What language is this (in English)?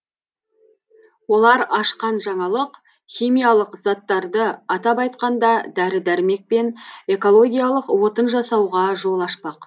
Kazakh